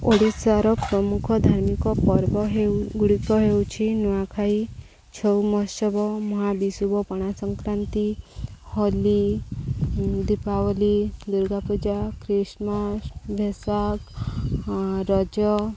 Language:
Odia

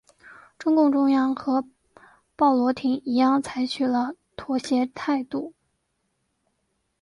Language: Chinese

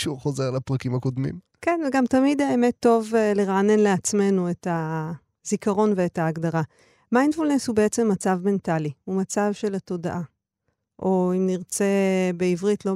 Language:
Hebrew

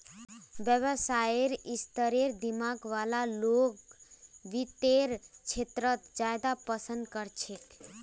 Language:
Magahi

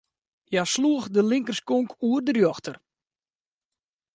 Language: Western Frisian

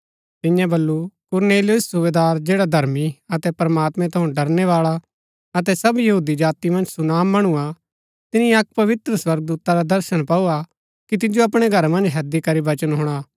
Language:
Gaddi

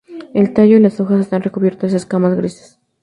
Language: Spanish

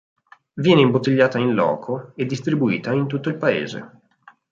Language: Italian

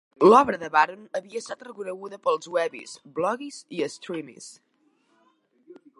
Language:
Catalan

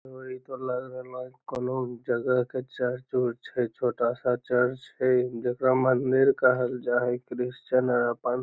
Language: Magahi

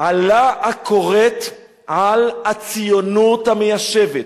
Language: Hebrew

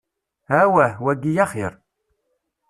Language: Kabyle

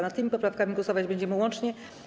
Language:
Polish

